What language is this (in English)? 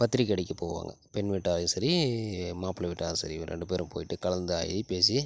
Tamil